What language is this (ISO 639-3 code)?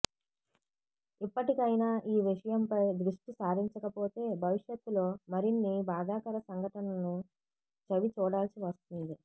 tel